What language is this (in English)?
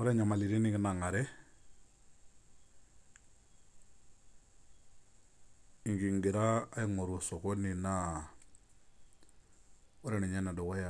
Masai